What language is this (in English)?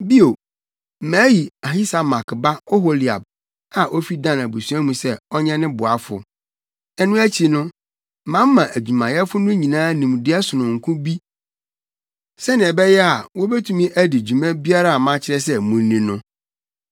Akan